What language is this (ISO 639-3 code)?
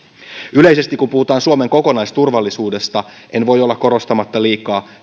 fin